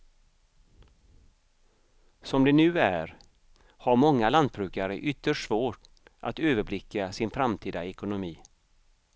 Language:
Swedish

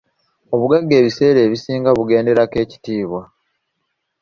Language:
Ganda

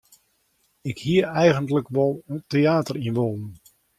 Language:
Western Frisian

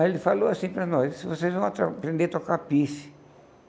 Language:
Portuguese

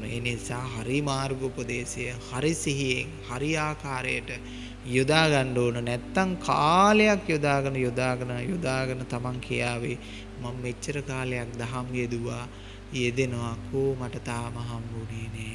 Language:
Sinhala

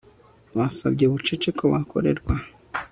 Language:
Kinyarwanda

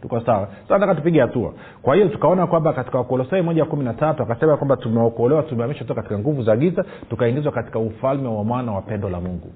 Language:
Swahili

